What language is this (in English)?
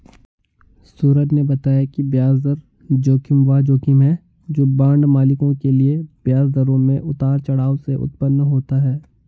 Hindi